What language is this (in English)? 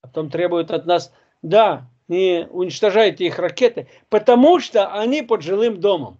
Russian